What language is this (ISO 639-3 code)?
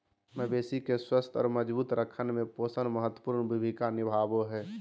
mag